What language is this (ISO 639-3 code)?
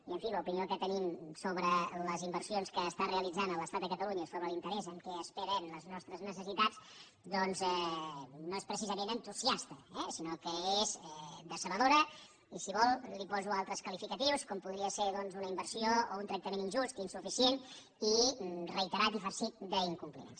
cat